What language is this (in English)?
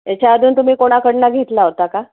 Marathi